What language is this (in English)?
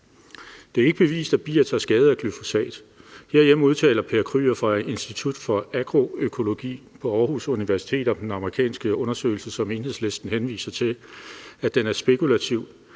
Danish